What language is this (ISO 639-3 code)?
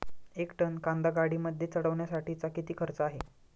mar